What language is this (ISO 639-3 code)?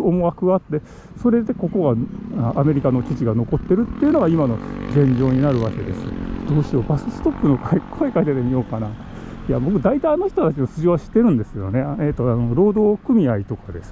jpn